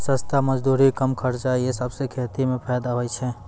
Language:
Maithili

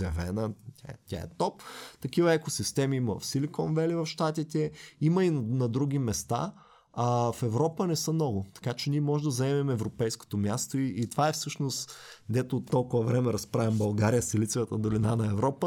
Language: Bulgarian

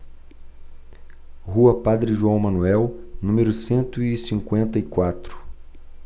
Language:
Portuguese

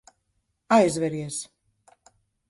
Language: Latvian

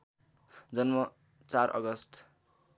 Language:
Nepali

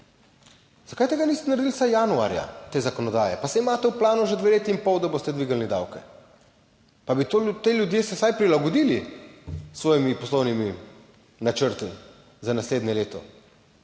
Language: Slovenian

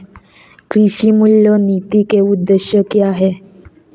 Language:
Hindi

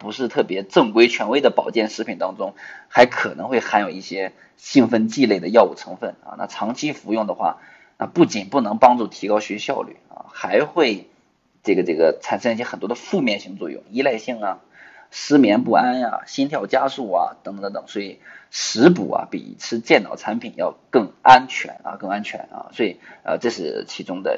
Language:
Chinese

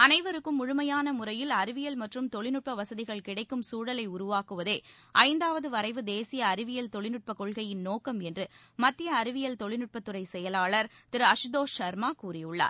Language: Tamil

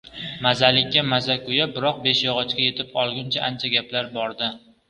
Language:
Uzbek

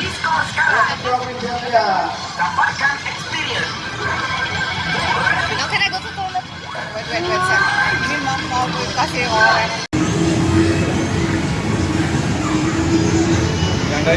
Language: Indonesian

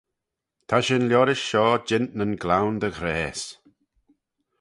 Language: Manx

